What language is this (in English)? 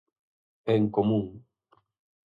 Galician